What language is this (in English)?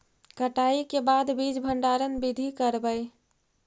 Magahi